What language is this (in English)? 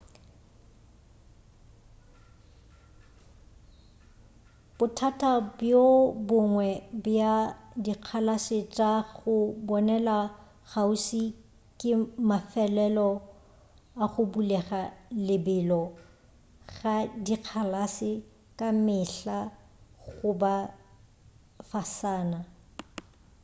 Northern Sotho